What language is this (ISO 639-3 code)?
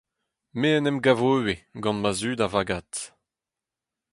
bre